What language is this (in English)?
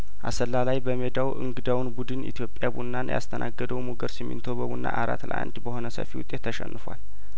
Amharic